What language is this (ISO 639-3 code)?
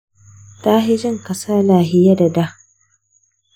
hau